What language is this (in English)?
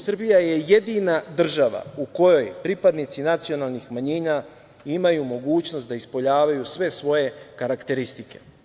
Serbian